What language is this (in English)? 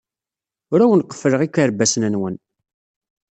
Kabyle